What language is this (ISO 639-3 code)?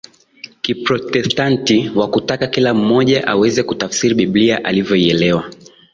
swa